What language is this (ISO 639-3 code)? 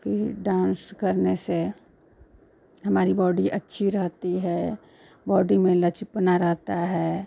hin